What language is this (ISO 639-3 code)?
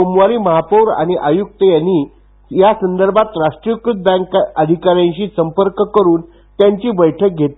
mar